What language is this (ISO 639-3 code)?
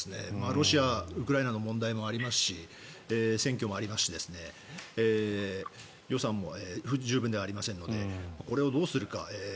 jpn